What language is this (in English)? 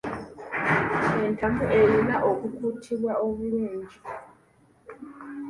Ganda